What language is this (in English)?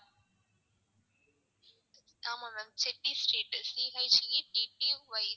Tamil